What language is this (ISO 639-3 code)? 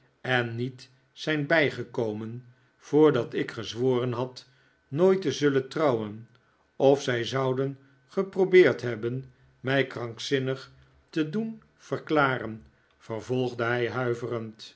nld